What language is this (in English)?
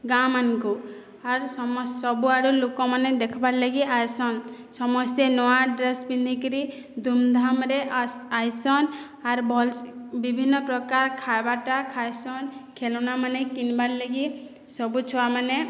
Odia